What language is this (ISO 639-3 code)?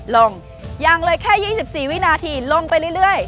tha